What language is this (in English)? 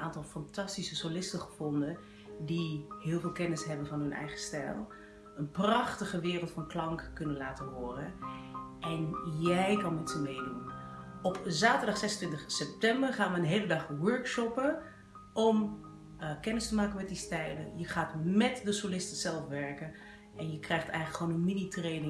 Dutch